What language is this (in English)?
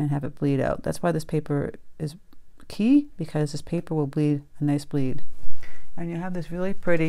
English